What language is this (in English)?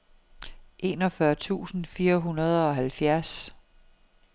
Danish